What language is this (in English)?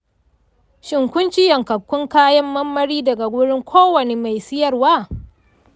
Hausa